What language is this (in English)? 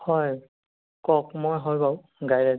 Assamese